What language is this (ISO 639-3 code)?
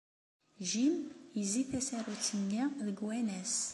kab